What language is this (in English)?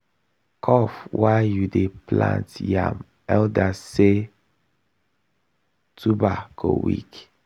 Nigerian Pidgin